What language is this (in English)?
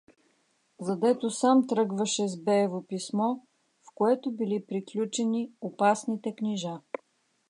Bulgarian